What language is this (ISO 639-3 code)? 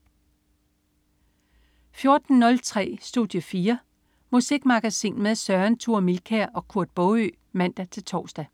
dan